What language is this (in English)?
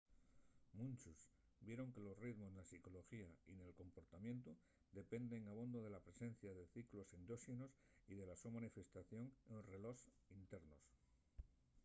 Asturian